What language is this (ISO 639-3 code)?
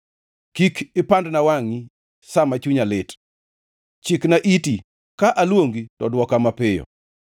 luo